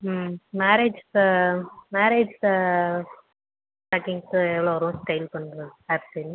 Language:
Tamil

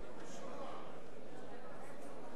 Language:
Hebrew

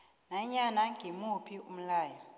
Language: South Ndebele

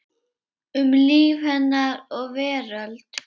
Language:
Icelandic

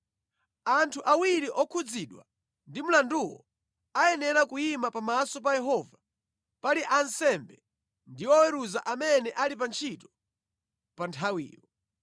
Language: Nyanja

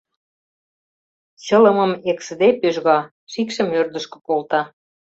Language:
Mari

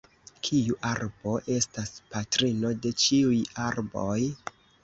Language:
Esperanto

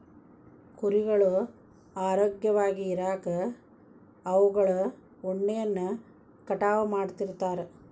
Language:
Kannada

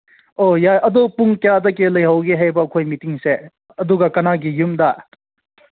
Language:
Manipuri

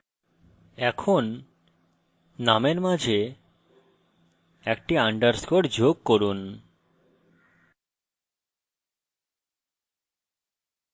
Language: Bangla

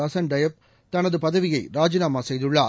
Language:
Tamil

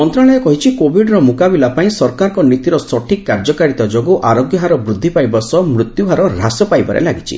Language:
Odia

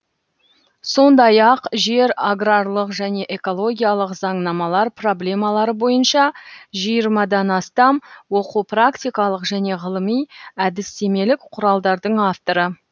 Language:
Kazakh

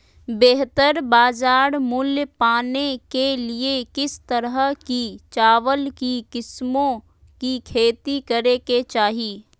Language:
Magahi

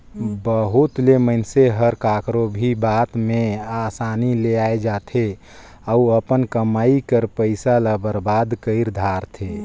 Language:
Chhattisgarhi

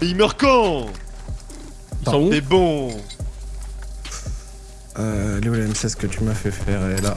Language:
French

